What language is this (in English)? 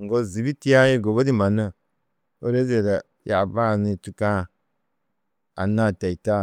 Tedaga